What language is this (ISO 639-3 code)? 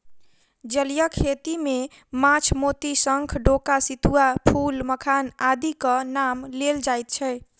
mai